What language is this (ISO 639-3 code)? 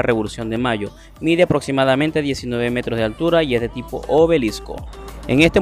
spa